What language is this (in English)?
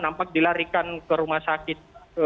Indonesian